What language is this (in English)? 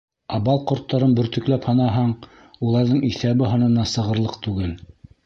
Bashkir